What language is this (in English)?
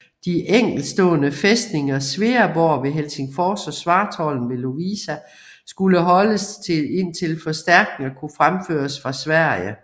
Danish